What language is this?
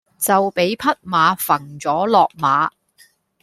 Cantonese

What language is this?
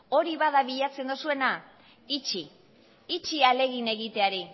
Basque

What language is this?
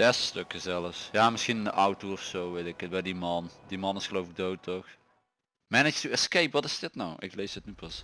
Dutch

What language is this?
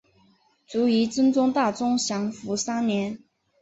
Chinese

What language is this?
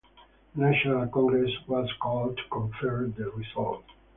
English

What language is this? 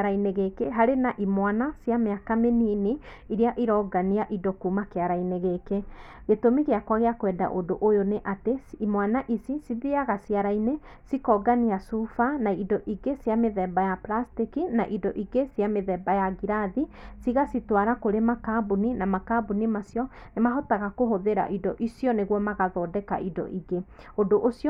Kikuyu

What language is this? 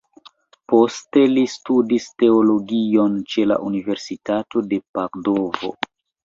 Esperanto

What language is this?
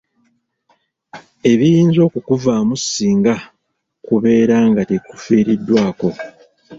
Ganda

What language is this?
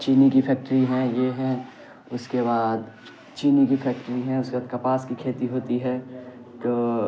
Urdu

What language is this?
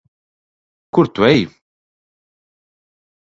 Latvian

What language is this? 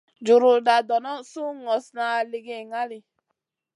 Masana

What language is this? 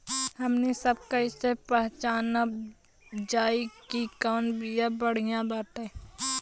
Bhojpuri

